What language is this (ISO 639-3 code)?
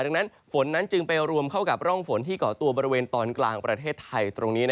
tha